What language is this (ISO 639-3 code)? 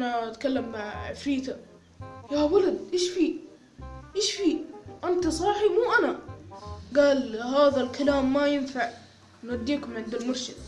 ara